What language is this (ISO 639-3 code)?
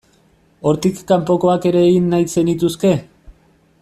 eus